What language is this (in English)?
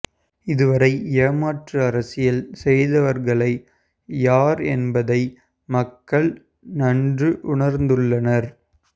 Tamil